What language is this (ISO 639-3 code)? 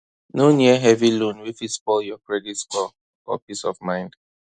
pcm